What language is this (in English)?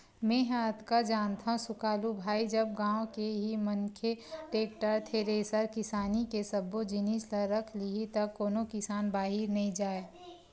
Chhattisgarhi